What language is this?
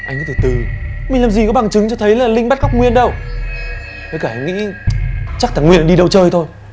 Vietnamese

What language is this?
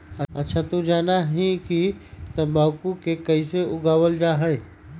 Magahi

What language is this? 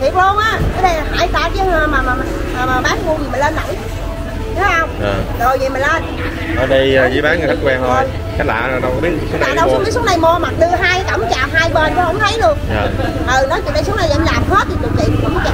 Vietnamese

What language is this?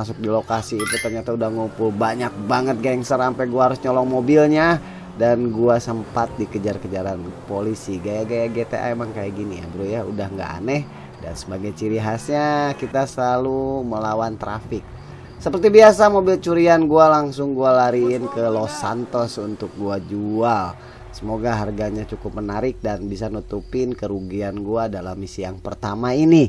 Indonesian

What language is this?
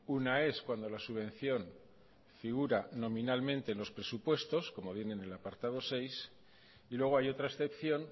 Spanish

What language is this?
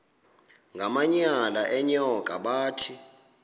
Xhosa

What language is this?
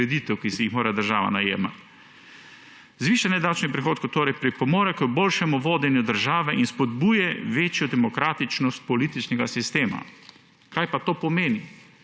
Slovenian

